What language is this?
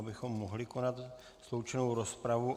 Czech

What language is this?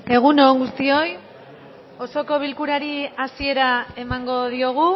Basque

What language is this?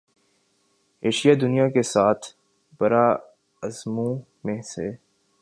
Urdu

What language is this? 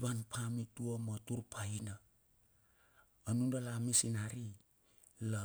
Bilur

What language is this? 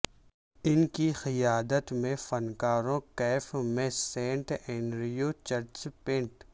Urdu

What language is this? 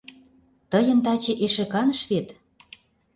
Mari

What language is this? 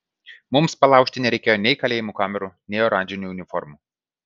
Lithuanian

